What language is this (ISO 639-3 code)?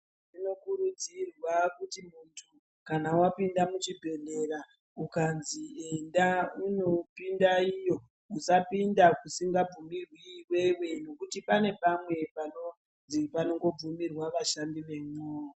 ndc